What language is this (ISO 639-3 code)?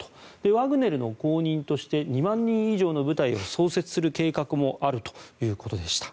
jpn